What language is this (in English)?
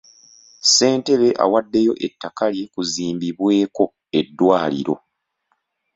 Ganda